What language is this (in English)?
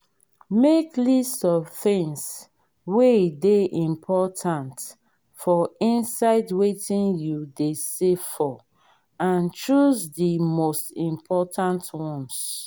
Nigerian Pidgin